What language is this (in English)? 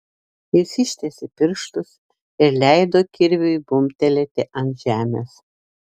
Lithuanian